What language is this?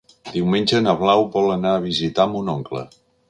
Catalan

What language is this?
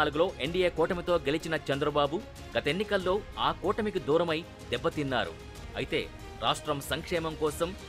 Telugu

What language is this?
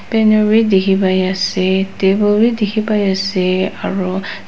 Naga Pidgin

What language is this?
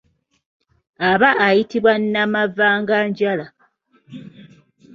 Ganda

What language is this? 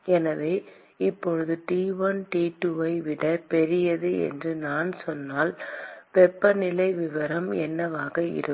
Tamil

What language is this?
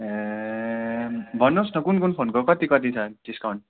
Nepali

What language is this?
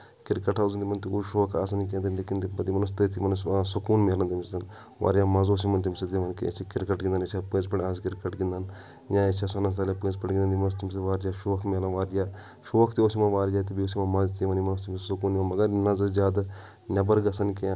Kashmiri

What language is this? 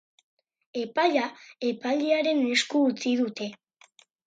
Basque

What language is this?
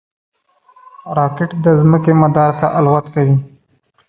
Pashto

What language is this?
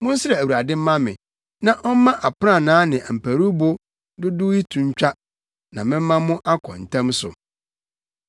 Akan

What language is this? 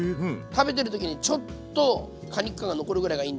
Japanese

